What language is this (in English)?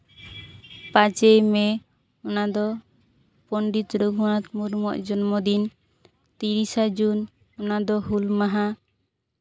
Santali